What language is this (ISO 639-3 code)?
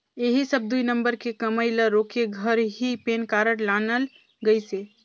hne